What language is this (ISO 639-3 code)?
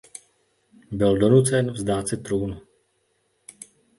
ces